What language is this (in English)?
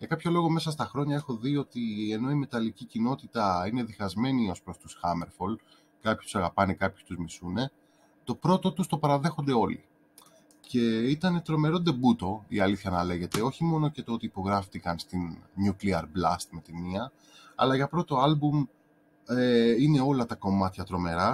Greek